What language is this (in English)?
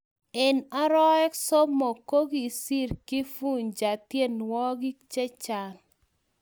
Kalenjin